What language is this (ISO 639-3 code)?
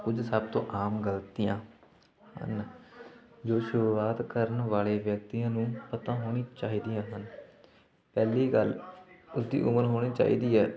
pan